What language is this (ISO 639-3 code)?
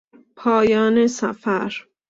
fas